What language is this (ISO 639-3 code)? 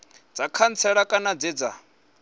ven